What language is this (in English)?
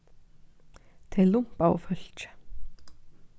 Faroese